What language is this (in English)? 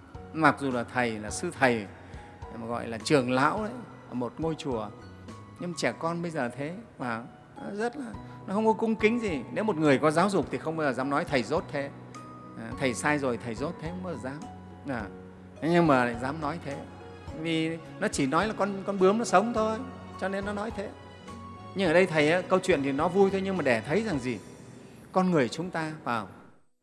Vietnamese